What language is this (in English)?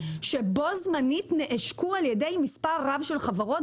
Hebrew